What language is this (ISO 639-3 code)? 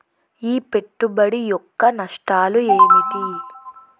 tel